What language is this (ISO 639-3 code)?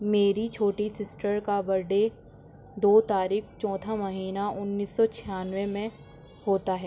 urd